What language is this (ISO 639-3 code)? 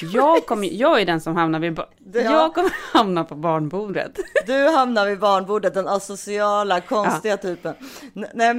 swe